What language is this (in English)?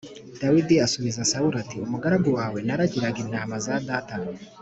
Kinyarwanda